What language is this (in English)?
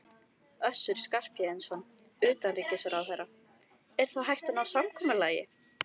Icelandic